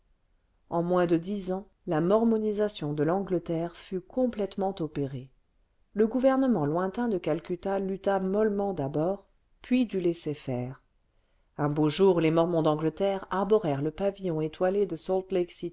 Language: French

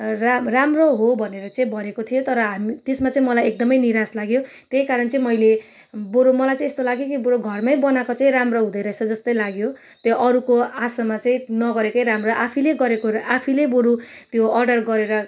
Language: Nepali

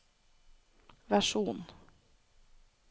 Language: Norwegian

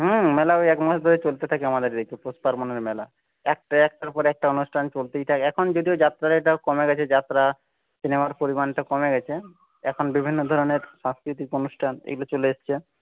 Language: Bangla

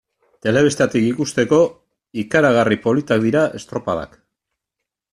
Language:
Basque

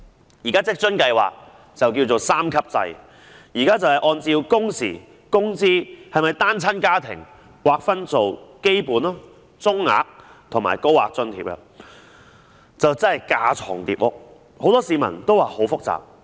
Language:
Cantonese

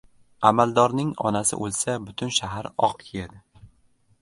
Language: Uzbek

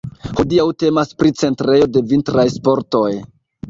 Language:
Esperanto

